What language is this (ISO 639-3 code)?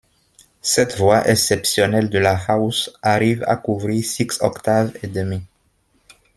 fra